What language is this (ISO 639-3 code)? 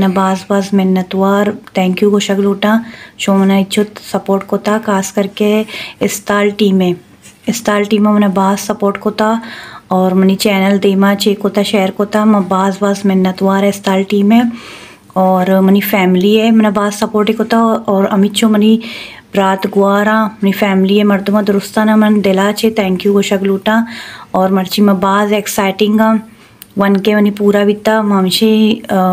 hin